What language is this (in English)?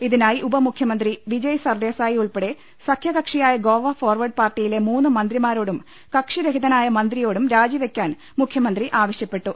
Malayalam